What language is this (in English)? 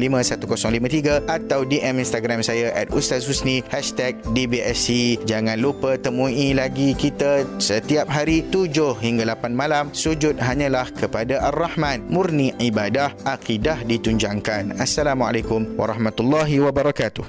Malay